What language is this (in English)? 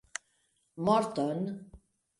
Esperanto